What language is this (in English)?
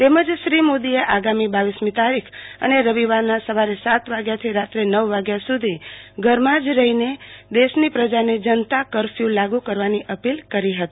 Gujarati